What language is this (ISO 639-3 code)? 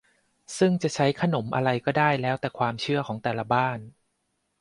tha